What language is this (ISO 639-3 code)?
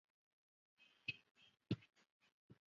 zho